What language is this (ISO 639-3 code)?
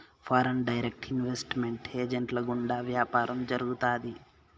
tel